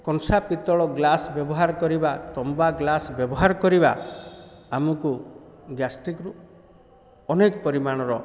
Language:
Odia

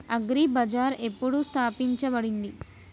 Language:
Telugu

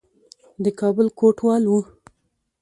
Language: Pashto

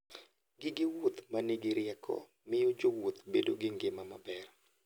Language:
Luo (Kenya and Tanzania)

